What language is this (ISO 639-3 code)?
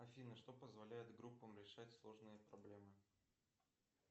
rus